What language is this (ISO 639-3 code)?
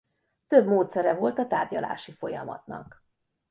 hun